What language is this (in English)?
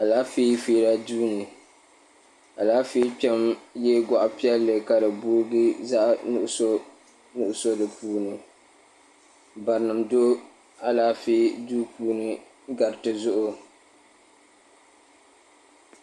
Dagbani